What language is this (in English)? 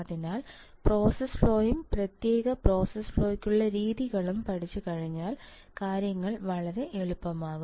Malayalam